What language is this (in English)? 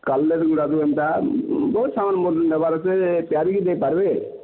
Odia